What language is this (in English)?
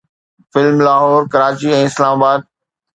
Sindhi